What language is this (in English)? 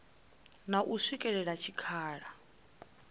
Venda